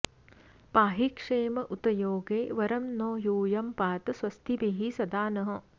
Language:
Sanskrit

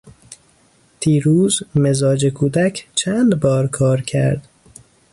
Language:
Persian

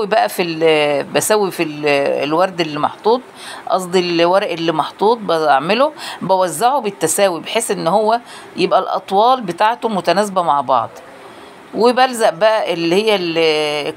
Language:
Arabic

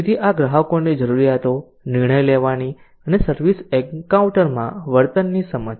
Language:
Gujarati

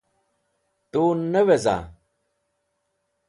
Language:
Wakhi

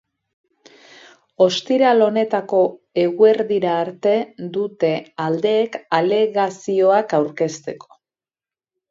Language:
Basque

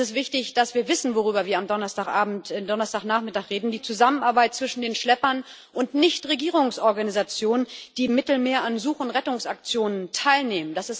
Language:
German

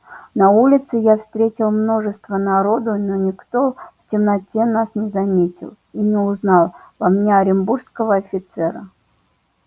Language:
Russian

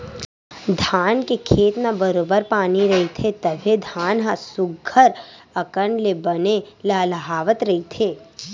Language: Chhattisgarhi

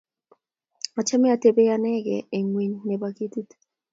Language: Kalenjin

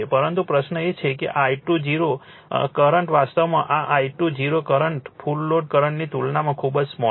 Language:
Gujarati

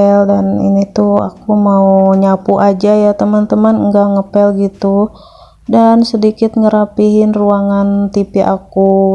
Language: Indonesian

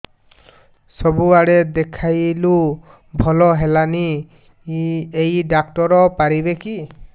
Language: Odia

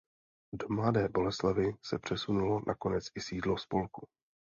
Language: Czech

